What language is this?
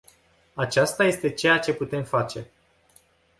Romanian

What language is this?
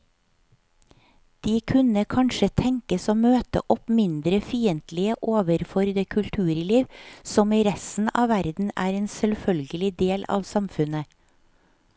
Norwegian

